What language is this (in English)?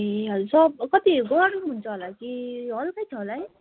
Nepali